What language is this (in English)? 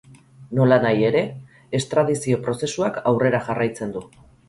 Basque